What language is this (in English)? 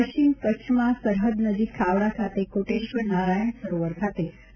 Gujarati